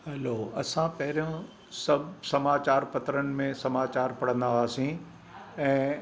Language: Sindhi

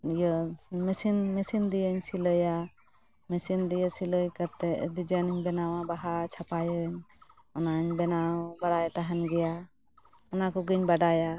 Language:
Santali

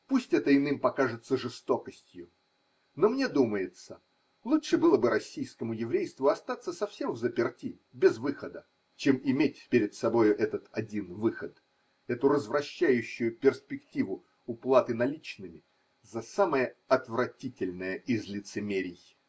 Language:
Russian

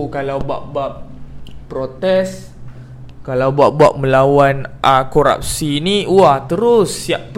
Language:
Malay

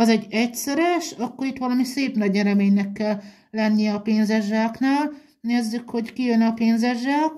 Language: Hungarian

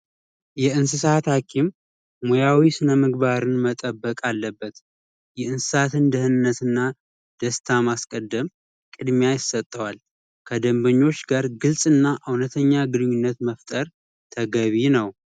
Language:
Amharic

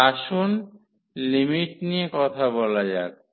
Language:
Bangla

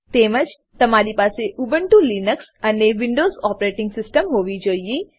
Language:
Gujarati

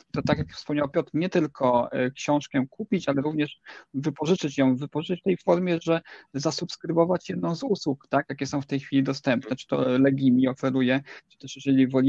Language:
Polish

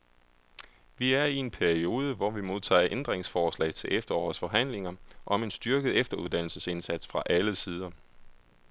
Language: Danish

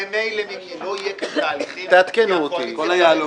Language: Hebrew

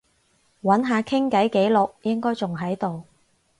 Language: Cantonese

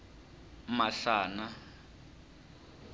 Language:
Tsonga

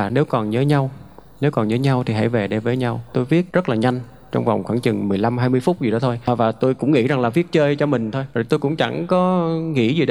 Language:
Vietnamese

